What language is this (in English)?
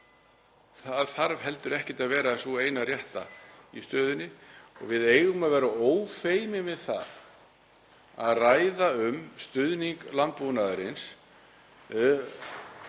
Icelandic